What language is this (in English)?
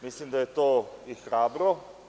Serbian